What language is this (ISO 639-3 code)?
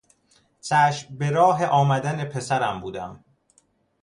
fas